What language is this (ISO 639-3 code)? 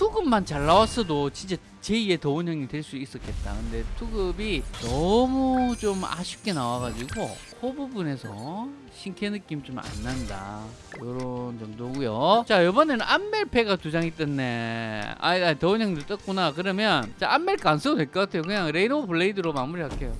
kor